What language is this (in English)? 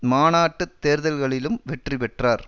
Tamil